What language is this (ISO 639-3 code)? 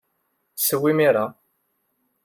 kab